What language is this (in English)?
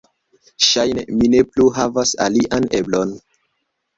Esperanto